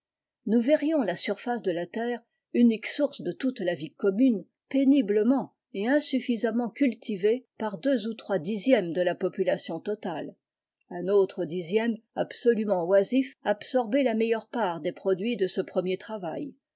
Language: French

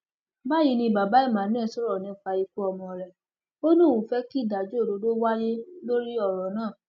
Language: Yoruba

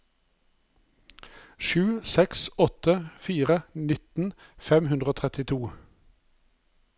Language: Norwegian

